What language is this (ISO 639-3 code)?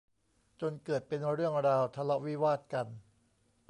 tha